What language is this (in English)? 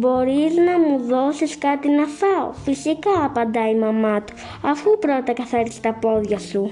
Greek